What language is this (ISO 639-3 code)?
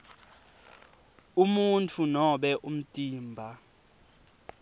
ssw